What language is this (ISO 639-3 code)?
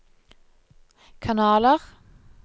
nor